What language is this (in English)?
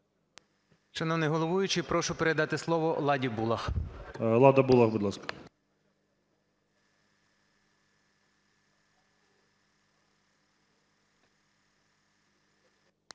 Ukrainian